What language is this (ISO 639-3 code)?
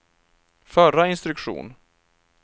swe